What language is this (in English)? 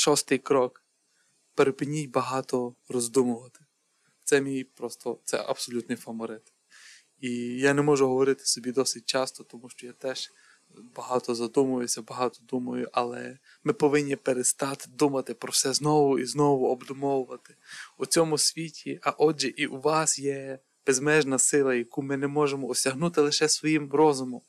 Ukrainian